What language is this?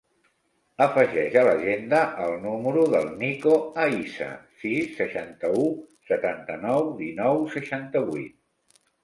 Catalan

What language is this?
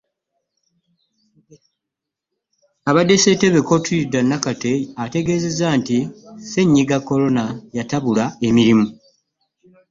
Ganda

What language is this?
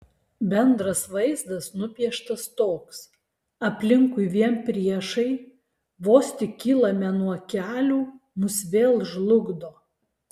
Lithuanian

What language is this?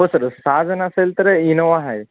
Marathi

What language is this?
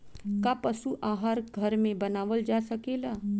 Bhojpuri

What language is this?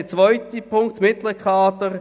Swiss German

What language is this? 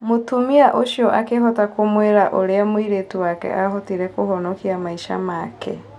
Kikuyu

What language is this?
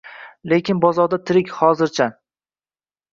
Uzbek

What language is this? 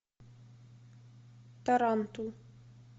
Russian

